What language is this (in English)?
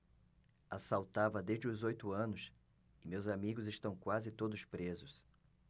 Portuguese